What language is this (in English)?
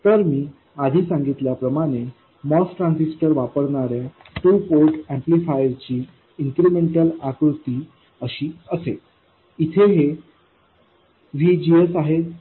Marathi